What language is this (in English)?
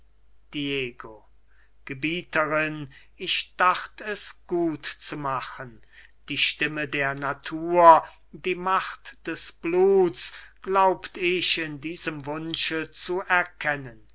German